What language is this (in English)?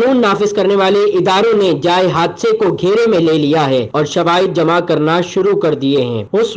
Hindi